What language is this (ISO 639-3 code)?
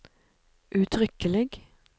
nor